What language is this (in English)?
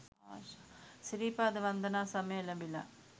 Sinhala